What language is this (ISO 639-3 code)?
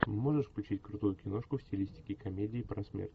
rus